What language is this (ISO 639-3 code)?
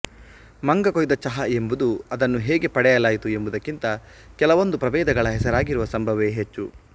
kan